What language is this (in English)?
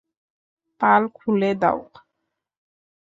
Bangla